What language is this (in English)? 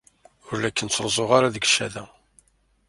Kabyle